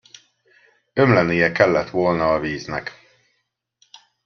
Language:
Hungarian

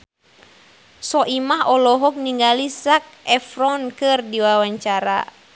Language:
Sundanese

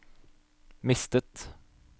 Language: Norwegian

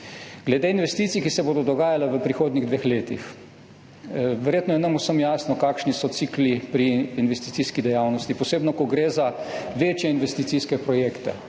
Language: Slovenian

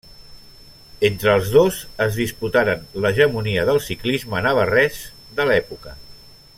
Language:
Catalan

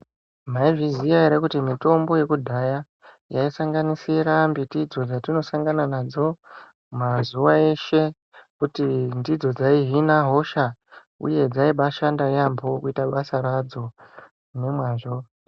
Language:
Ndau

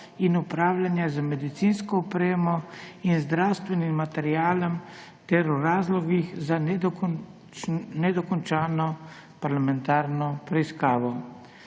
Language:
Slovenian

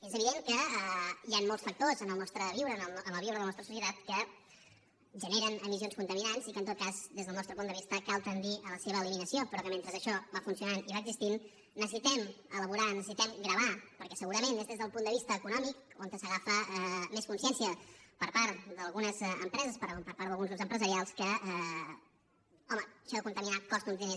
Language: Catalan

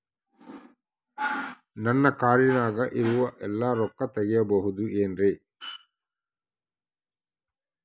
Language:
Kannada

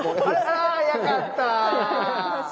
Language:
Japanese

